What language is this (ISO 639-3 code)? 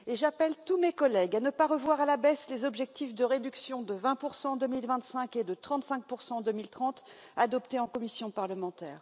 fra